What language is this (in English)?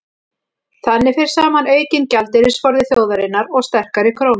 Icelandic